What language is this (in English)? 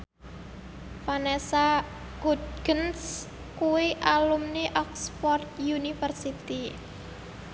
Javanese